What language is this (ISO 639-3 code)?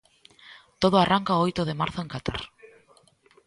glg